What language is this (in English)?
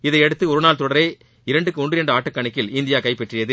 Tamil